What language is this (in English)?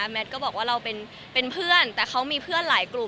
Thai